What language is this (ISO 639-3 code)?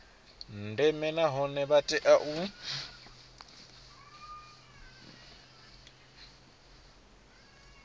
ven